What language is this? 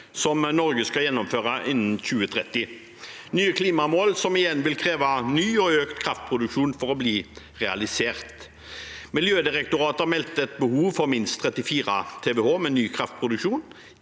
Norwegian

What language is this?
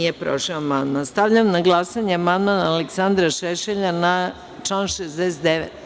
Serbian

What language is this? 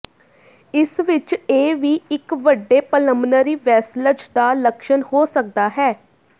Punjabi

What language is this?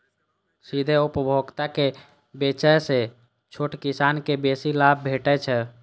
Maithili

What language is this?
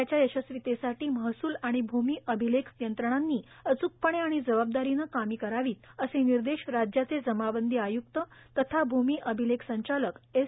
Marathi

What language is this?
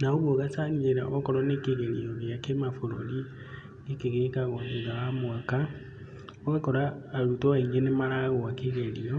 Kikuyu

